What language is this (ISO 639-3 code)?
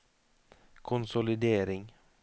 nor